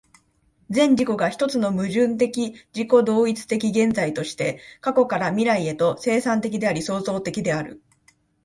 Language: Japanese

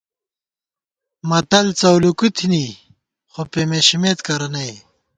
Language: Gawar-Bati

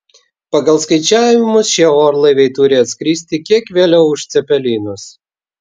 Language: Lithuanian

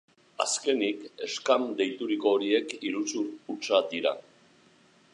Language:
Basque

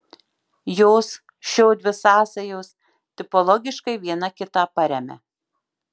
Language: Lithuanian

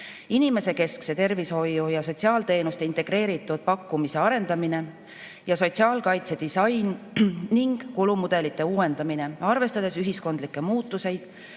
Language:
Estonian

